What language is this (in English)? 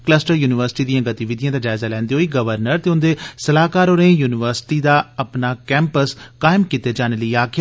Dogri